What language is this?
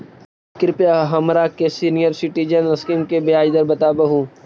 Magahi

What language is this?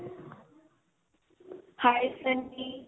Punjabi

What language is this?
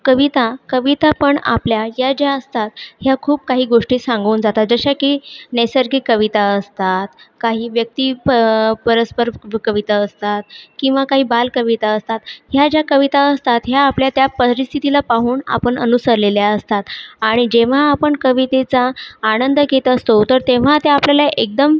Marathi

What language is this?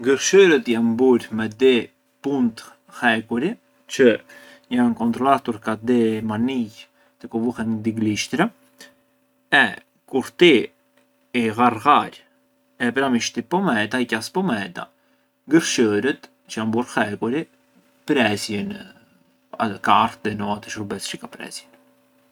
Arbëreshë Albanian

